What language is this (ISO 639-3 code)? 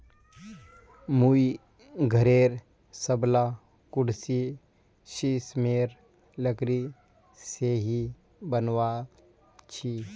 mag